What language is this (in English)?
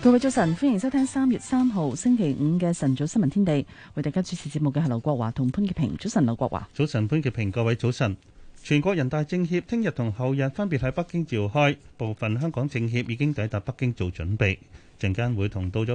Chinese